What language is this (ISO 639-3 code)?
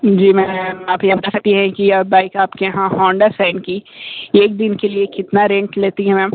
hin